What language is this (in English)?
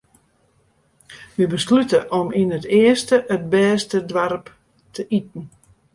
Western Frisian